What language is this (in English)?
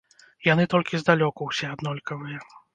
Belarusian